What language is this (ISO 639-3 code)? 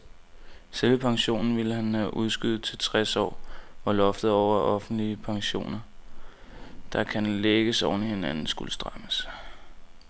dan